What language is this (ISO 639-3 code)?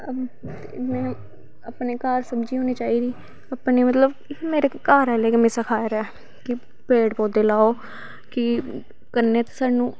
doi